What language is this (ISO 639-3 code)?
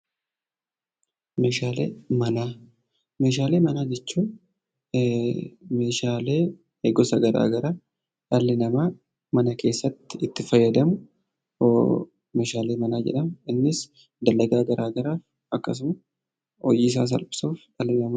orm